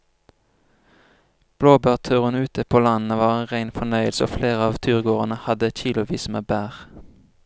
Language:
Norwegian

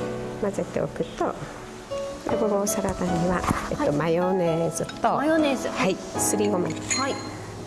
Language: Japanese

